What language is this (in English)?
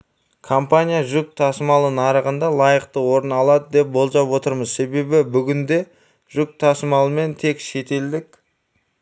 Kazakh